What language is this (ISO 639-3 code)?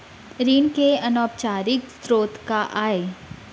hne